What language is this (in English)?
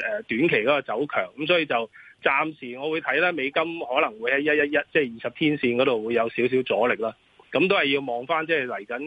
Chinese